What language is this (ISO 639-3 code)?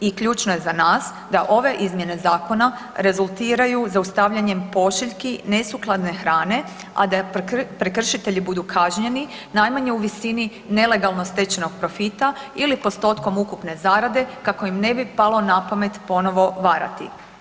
hrv